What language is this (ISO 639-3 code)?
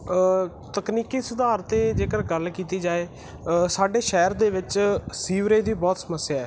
pan